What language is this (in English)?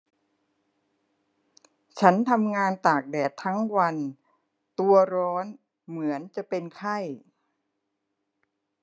Thai